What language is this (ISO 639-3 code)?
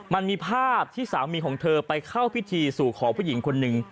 tha